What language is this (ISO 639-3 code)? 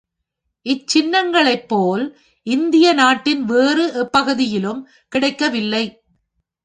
tam